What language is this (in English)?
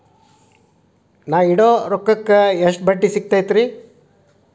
Kannada